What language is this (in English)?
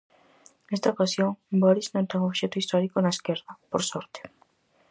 Galician